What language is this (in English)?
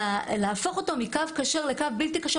Hebrew